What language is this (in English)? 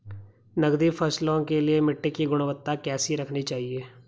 Hindi